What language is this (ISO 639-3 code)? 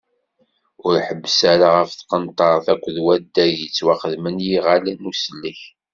kab